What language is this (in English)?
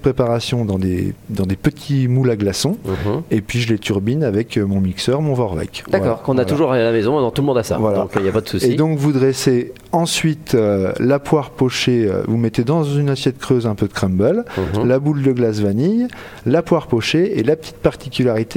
French